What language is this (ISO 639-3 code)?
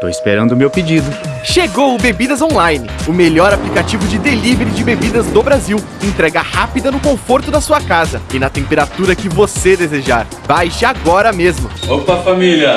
por